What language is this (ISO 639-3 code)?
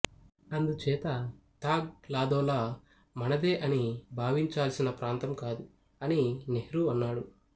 tel